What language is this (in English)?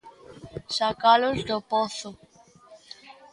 Galician